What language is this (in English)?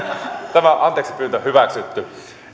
Finnish